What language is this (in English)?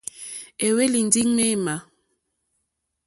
Mokpwe